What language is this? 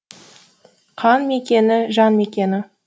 Kazakh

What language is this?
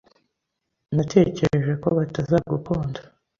Kinyarwanda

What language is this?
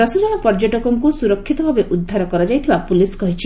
Odia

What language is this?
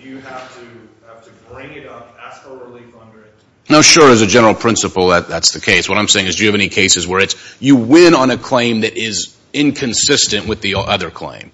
English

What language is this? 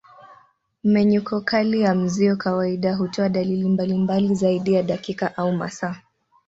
Swahili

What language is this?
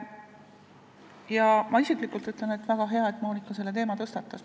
Estonian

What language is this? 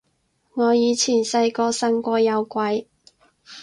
Cantonese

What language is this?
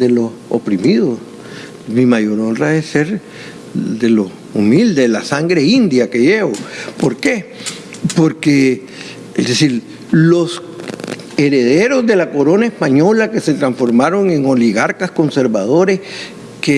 Spanish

